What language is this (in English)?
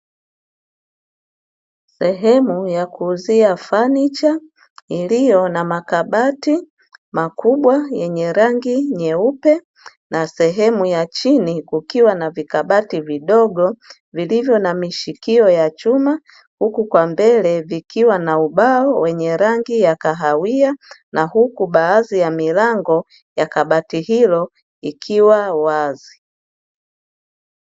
Swahili